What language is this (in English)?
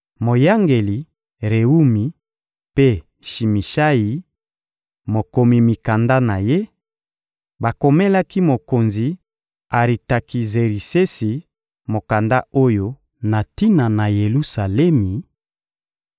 Lingala